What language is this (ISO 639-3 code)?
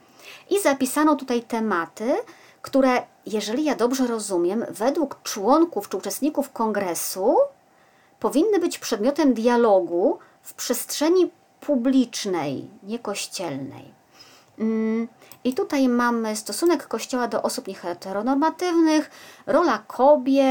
pol